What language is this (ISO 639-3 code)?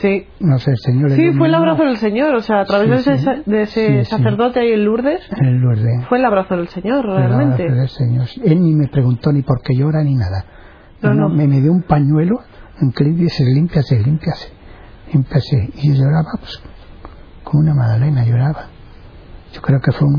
spa